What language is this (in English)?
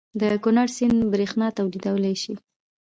Pashto